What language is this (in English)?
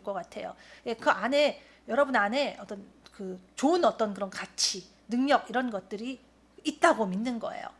Korean